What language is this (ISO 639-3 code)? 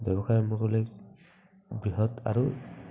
asm